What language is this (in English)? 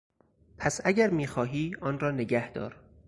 Persian